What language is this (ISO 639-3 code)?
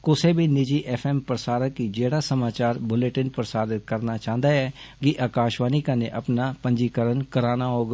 doi